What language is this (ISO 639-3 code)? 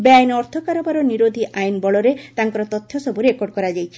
ori